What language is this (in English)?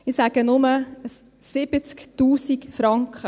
Swiss German